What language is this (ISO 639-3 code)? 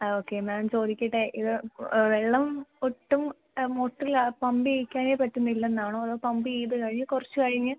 mal